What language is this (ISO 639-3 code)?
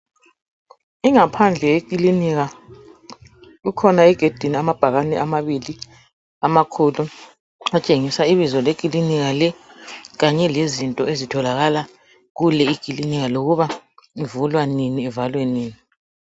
nde